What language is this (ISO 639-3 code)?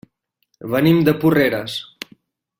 cat